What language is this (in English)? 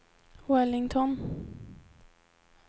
Swedish